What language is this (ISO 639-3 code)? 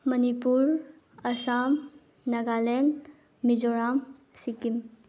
mni